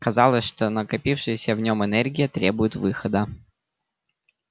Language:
Russian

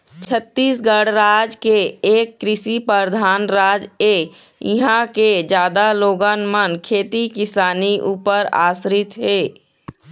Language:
Chhattisgarhi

